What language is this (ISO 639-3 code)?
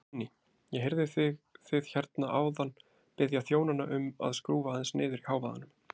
isl